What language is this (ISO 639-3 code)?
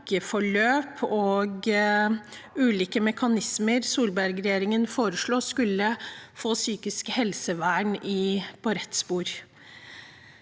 nor